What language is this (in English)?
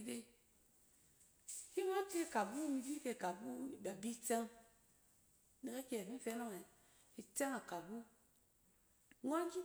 Cen